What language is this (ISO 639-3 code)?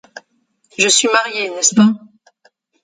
fra